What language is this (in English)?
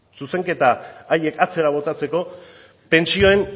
Basque